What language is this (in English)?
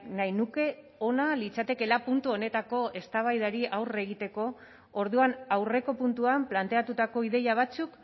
Basque